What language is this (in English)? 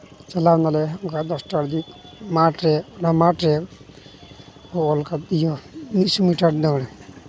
Santali